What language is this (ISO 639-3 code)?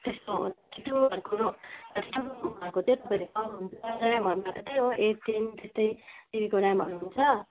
nep